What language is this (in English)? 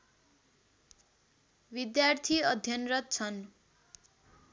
Nepali